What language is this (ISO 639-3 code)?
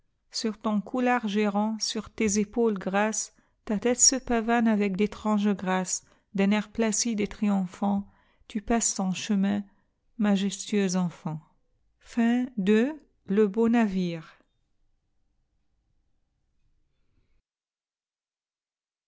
fra